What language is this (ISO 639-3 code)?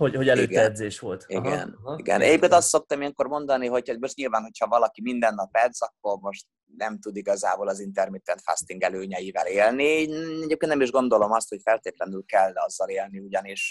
hun